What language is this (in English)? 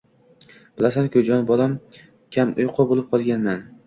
Uzbek